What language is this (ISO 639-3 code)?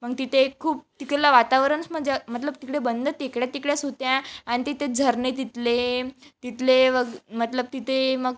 mar